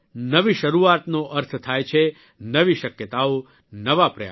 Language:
Gujarati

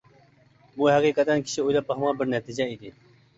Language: Uyghur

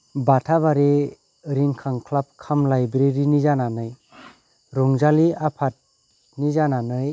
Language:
Bodo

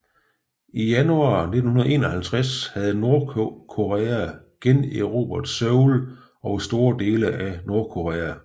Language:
Danish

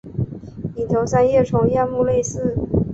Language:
Chinese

